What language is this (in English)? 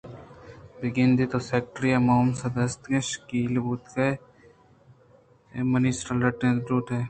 Eastern Balochi